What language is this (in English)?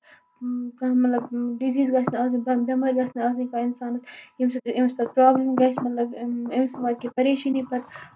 Kashmiri